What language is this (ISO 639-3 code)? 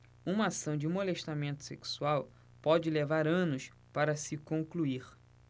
por